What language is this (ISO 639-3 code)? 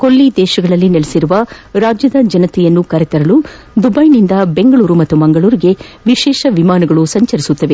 kan